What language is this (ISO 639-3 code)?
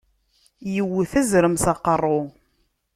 kab